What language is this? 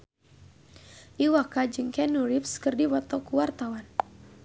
Sundanese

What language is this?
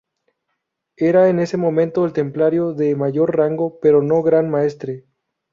Spanish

